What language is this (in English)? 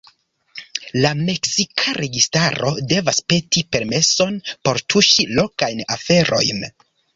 Esperanto